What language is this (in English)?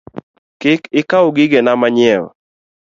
Luo (Kenya and Tanzania)